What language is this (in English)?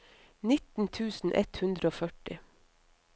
Norwegian